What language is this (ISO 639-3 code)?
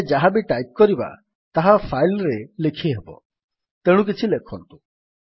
ori